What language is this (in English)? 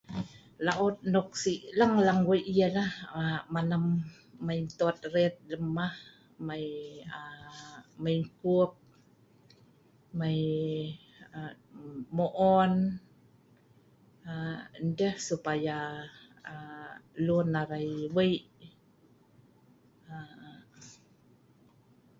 Sa'ban